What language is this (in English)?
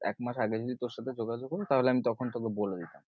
Bangla